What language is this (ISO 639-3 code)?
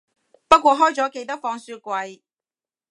yue